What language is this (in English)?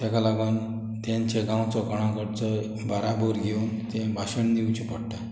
Konkani